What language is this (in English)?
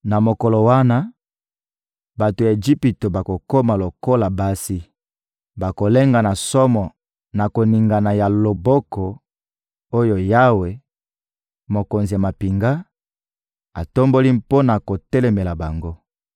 Lingala